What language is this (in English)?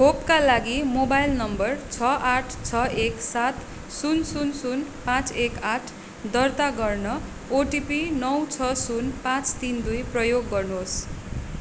Nepali